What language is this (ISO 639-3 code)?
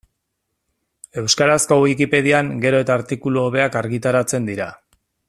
eus